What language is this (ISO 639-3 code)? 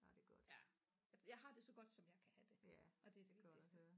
dan